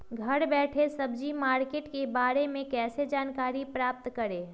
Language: Magahi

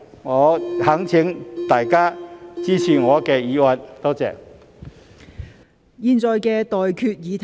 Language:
Cantonese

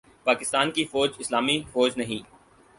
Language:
Urdu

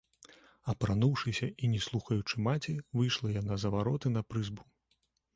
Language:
Belarusian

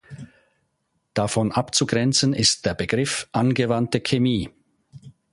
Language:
German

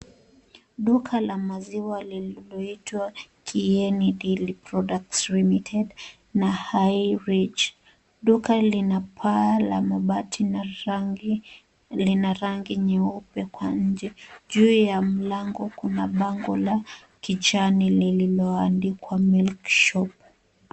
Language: Swahili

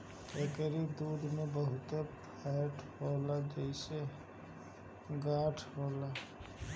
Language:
Bhojpuri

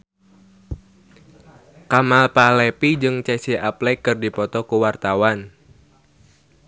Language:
Sundanese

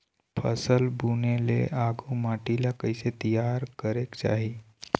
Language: Chhattisgarhi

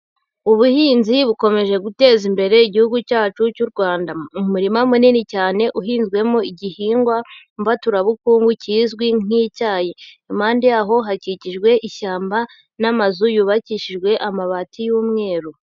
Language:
Kinyarwanda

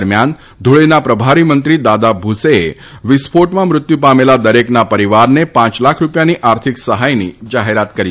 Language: Gujarati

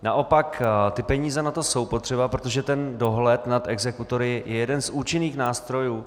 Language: Czech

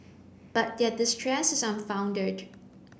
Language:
English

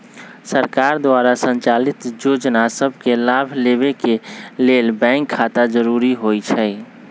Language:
Magahi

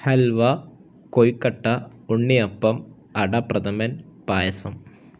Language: Malayalam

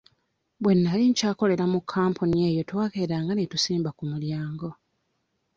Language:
Ganda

